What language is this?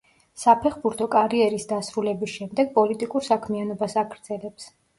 Georgian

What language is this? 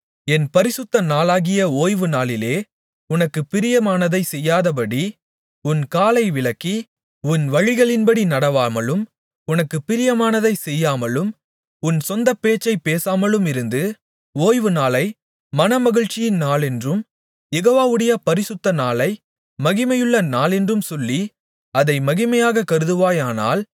Tamil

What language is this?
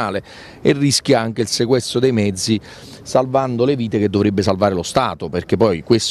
Italian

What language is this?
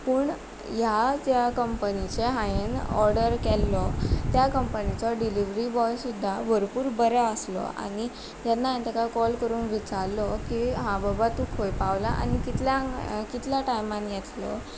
Konkani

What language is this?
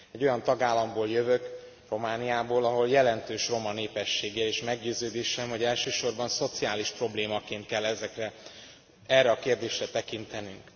Hungarian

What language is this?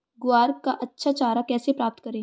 Hindi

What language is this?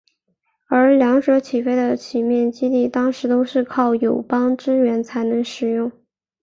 Chinese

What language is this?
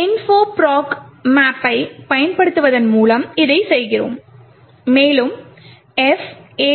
Tamil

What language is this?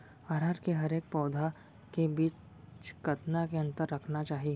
Chhattisgarhi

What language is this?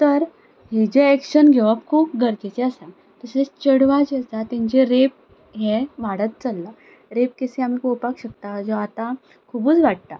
Konkani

